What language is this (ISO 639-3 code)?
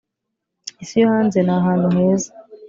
kin